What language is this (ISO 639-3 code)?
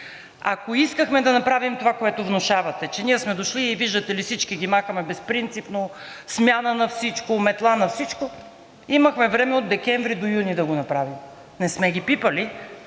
bul